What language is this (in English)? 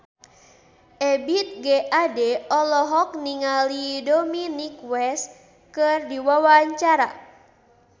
Sundanese